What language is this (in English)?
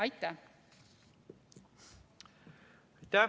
Estonian